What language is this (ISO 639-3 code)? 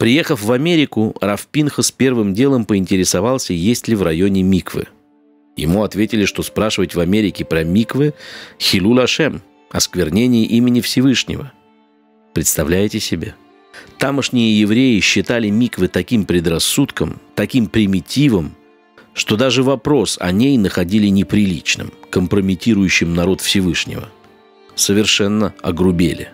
rus